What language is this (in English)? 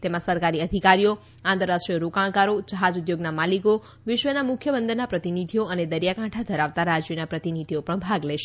Gujarati